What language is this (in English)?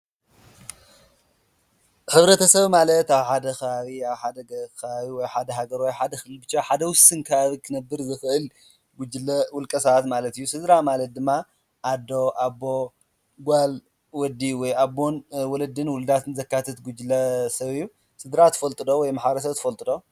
Tigrinya